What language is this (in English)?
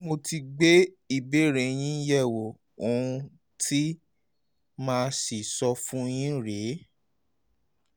Yoruba